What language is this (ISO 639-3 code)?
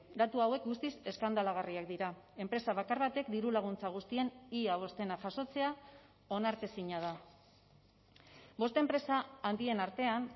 eus